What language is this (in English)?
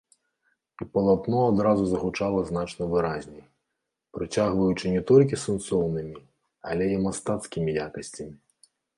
Belarusian